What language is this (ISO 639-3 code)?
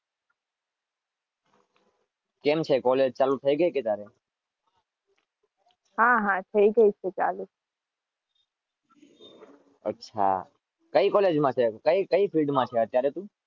guj